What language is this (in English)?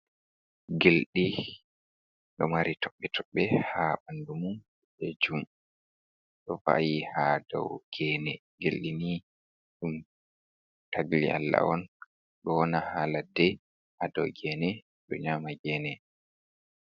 Fula